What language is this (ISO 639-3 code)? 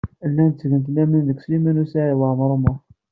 kab